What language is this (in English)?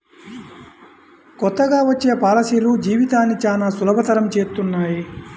Telugu